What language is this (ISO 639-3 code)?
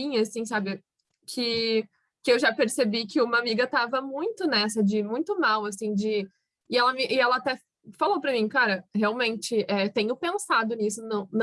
por